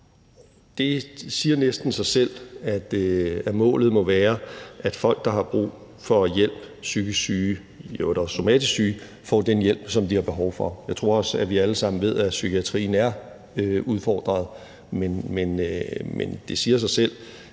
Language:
Danish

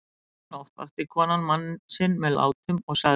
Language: Icelandic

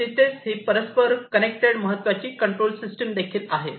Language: Marathi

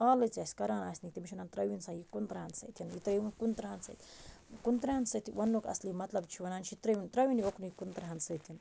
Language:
Kashmiri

